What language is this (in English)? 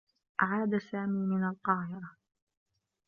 Arabic